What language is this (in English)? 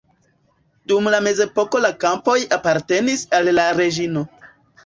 Esperanto